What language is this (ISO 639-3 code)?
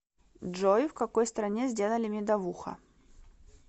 rus